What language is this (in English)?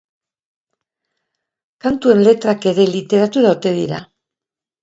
Basque